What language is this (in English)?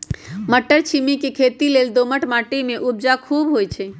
Magahi